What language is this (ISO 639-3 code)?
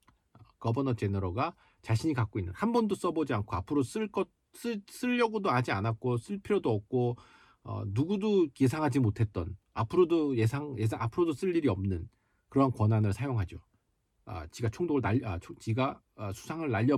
kor